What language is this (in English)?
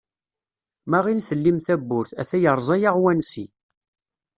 Kabyle